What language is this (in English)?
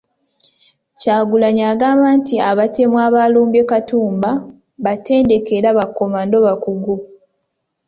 Ganda